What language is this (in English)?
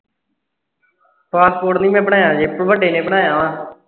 Punjabi